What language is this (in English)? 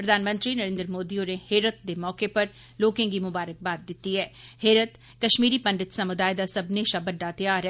Dogri